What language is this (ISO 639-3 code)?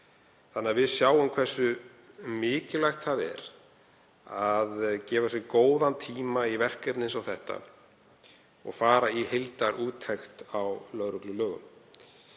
isl